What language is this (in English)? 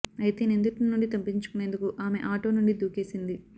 Telugu